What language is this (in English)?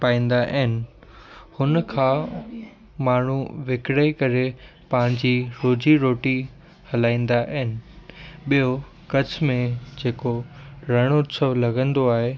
Sindhi